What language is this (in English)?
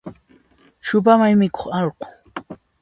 Puno Quechua